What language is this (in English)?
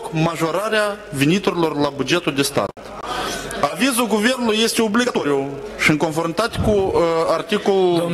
Romanian